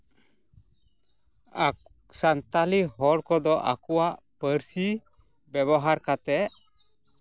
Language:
Santali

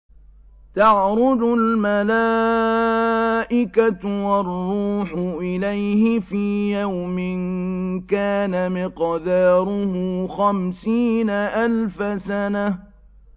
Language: Arabic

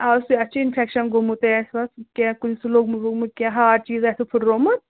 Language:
Kashmiri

